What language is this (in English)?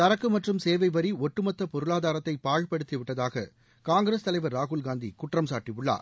Tamil